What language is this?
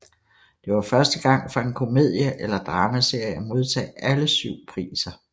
Danish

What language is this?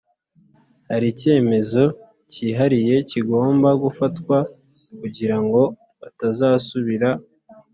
Kinyarwanda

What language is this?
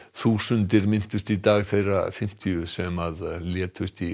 Icelandic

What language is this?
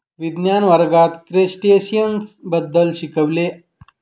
Marathi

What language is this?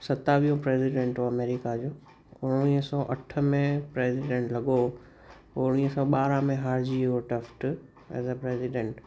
Sindhi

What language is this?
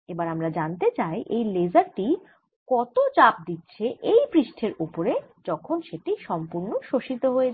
Bangla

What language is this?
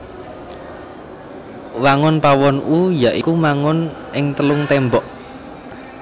Javanese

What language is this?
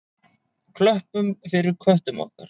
Icelandic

